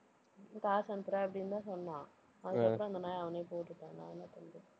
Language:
Tamil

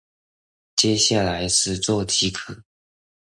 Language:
Chinese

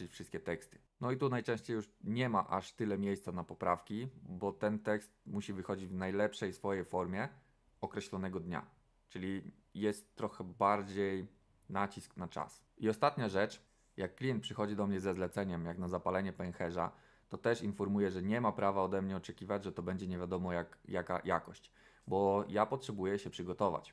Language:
Polish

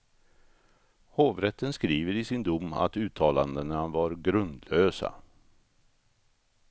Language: Swedish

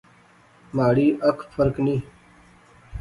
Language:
Pahari-Potwari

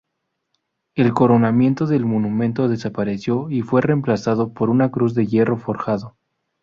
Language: Spanish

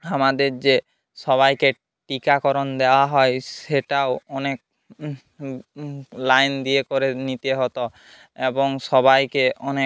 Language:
Bangla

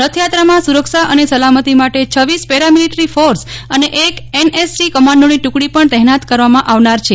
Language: Gujarati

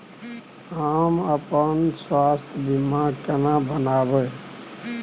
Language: Maithili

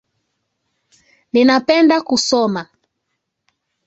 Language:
Swahili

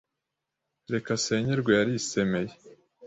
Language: Kinyarwanda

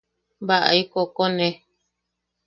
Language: Yaqui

